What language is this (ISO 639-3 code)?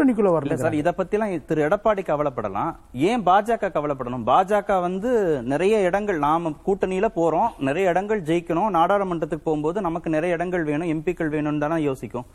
tam